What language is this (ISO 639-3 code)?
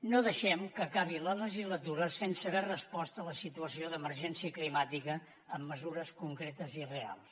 cat